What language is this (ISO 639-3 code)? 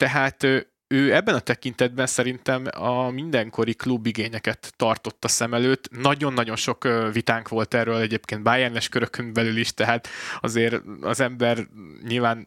hun